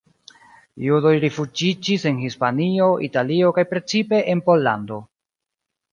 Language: Esperanto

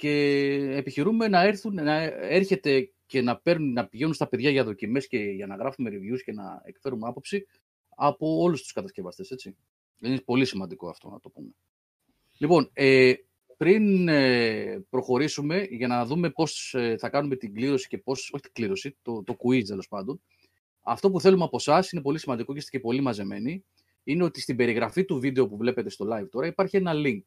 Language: Greek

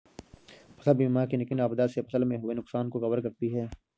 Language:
Hindi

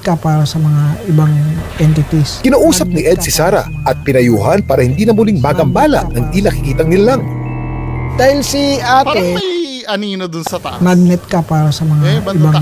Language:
Filipino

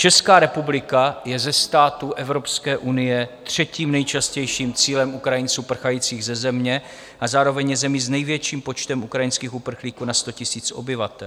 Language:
Czech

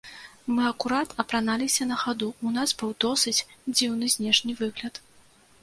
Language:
Belarusian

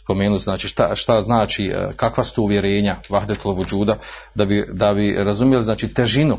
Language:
Croatian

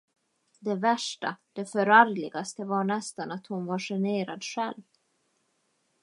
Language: Swedish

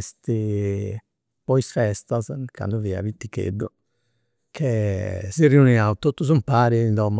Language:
Campidanese Sardinian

